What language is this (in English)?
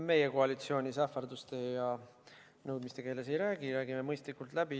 Estonian